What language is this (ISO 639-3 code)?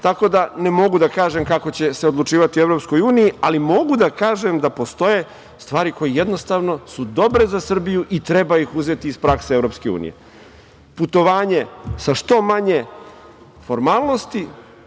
srp